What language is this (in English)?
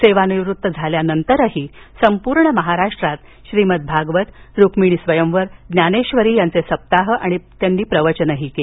Marathi